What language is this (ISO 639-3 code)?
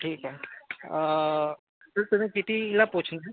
mar